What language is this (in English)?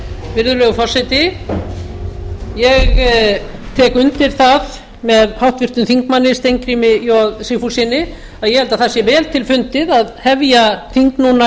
Icelandic